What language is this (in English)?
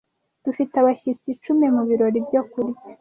Kinyarwanda